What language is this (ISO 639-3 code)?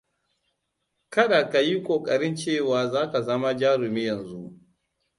hau